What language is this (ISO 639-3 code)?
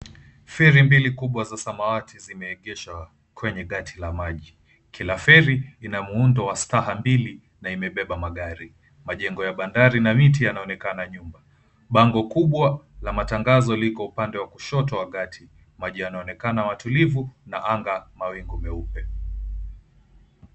swa